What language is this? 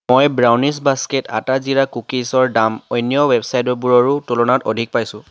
Assamese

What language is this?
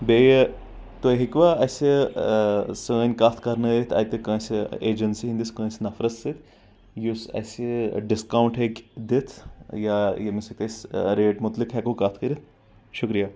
Kashmiri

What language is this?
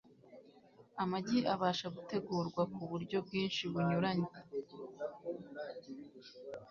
Kinyarwanda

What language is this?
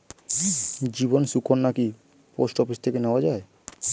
Bangla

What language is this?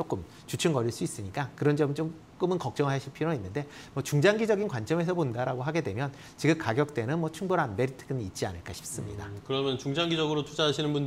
Korean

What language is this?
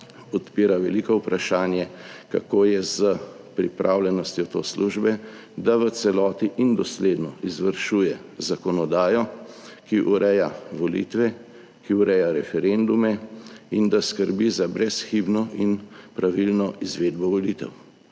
Slovenian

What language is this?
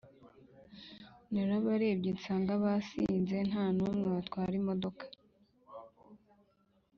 Kinyarwanda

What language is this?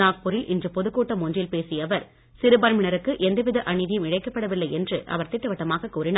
Tamil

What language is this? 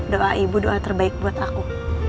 Indonesian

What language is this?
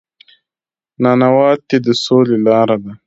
Pashto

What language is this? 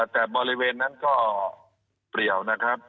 Thai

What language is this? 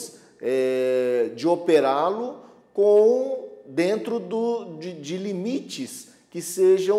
Portuguese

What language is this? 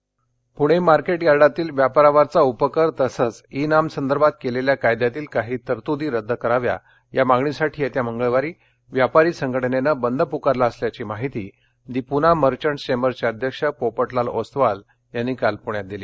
Marathi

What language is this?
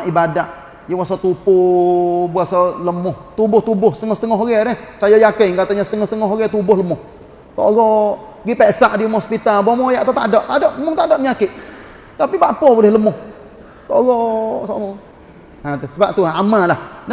Malay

